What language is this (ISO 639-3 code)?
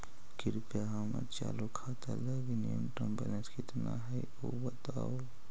mag